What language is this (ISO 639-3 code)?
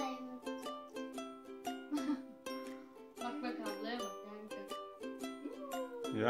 tur